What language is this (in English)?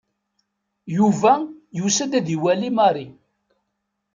Kabyle